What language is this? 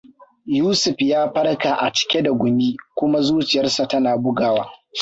Hausa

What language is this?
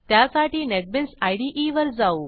Marathi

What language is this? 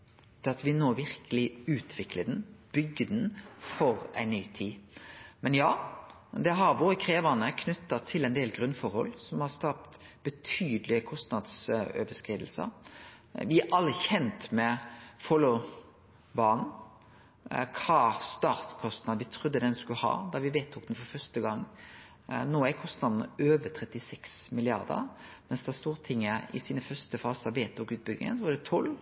Norwegian Nynorsk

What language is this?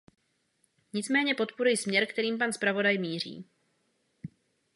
Czech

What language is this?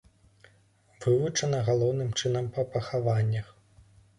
Belarusian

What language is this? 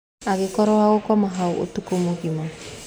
Kikuyu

